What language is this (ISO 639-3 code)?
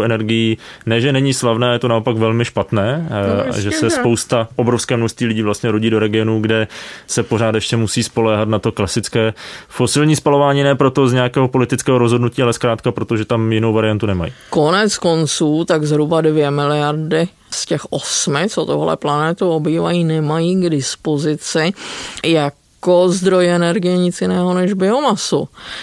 ces